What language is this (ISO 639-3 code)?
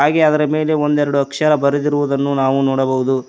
kan